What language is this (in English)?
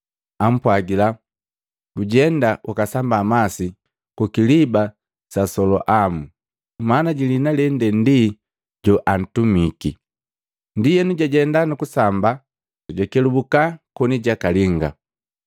Matengo